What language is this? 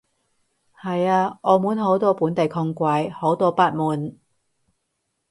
Cantonese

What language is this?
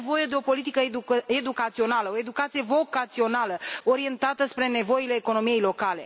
Romanian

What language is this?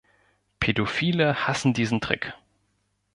German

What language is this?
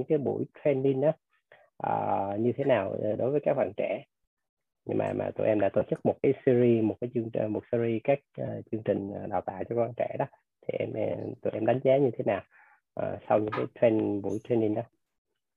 Vietnamese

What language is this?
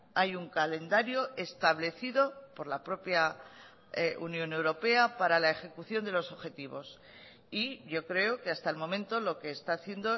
Spanish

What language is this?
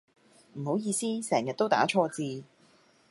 Cantonese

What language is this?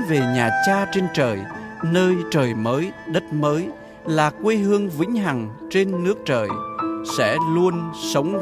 Vietnamese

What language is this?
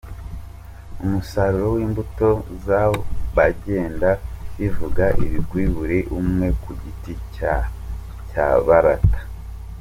Kinyarwanda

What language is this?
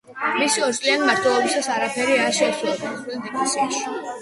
Georgian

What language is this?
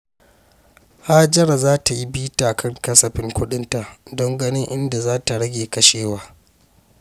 Hausa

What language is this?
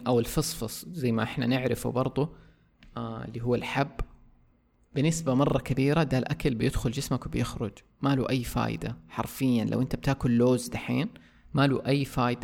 Arabic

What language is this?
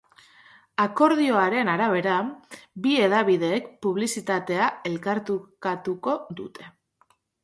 Basque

